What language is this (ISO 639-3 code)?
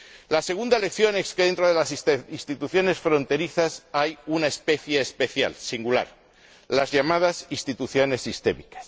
spa